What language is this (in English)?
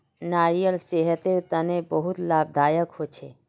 Magahi